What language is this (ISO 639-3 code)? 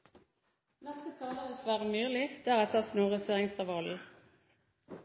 nor